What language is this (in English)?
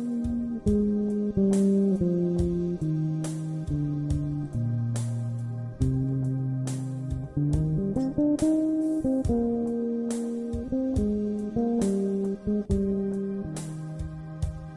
Italian